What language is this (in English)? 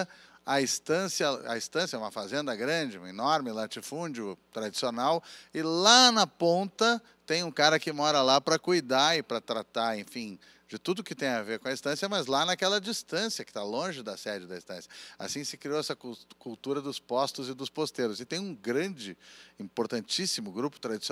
Portuguese